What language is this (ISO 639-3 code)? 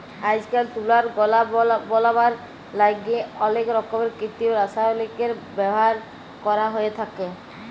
ben